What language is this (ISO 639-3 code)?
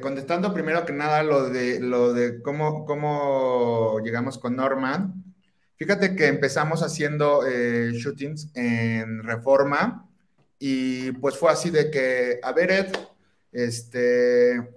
spa